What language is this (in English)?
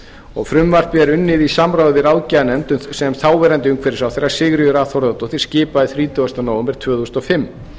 Icelandic